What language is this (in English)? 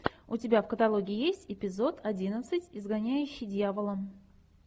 Russian